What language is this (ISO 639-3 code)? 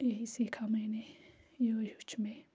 kas